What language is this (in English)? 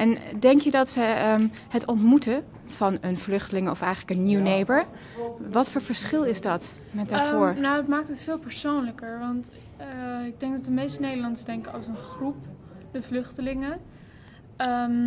Dutch